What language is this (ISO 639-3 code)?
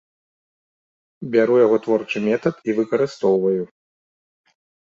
bel